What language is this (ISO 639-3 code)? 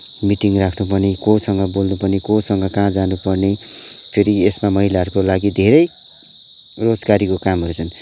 nep